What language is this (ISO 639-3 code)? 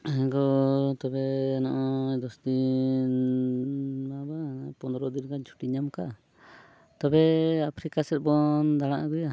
sat